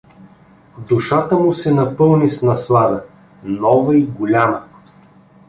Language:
Bulgarian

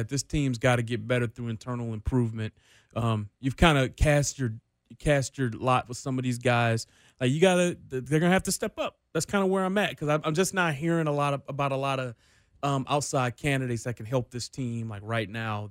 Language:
English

